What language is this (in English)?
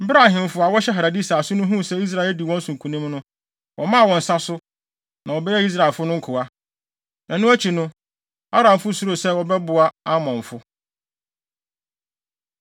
Akan